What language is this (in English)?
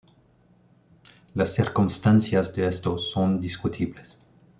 Spanish